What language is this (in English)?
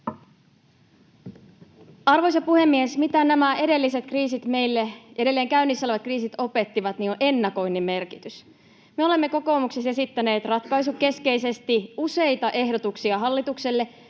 Finnish